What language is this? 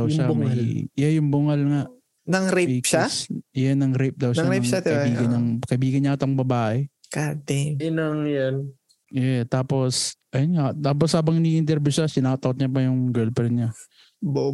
Filipino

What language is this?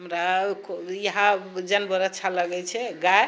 Maithili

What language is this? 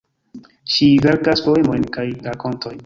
Esperanto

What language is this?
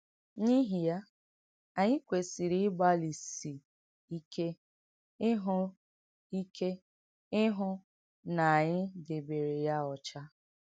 Igbo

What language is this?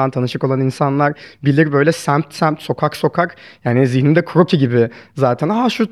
Turkish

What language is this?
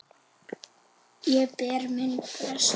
Icelandic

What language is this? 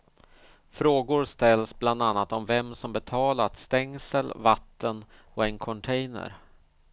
Swedish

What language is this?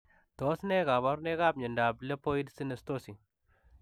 Kalenjin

